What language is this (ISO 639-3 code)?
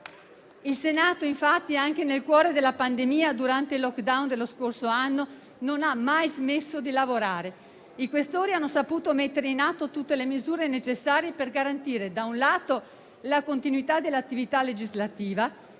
ita